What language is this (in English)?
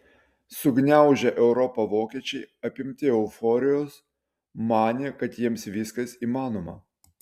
Lithuanian